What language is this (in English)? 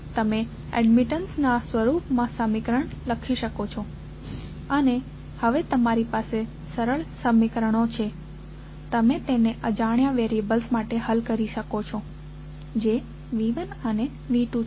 Gujarati